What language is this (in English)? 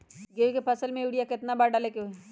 Magahi